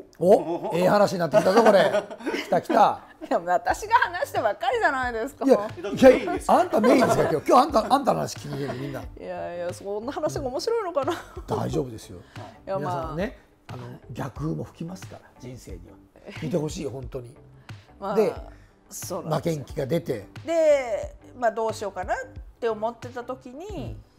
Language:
Japanese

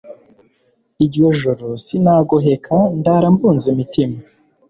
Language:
Kinyarwanda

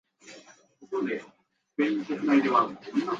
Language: Japanese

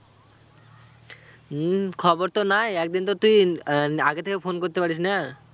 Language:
Bangla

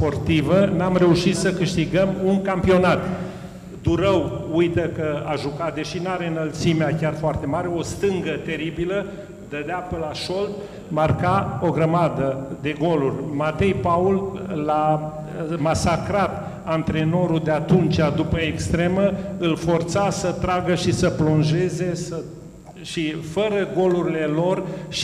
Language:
Romanian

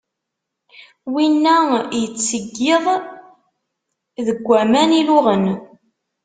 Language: Kabyle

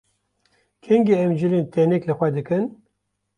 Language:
Kurdish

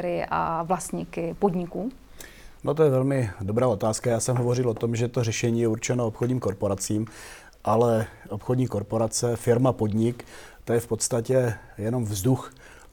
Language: Czech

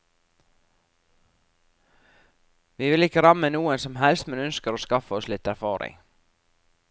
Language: Norwegian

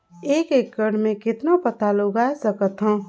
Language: Chhattisgarhi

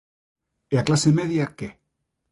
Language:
Galician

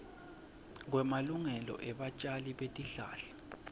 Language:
Swati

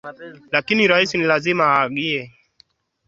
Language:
Swahili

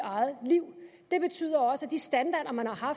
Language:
Danish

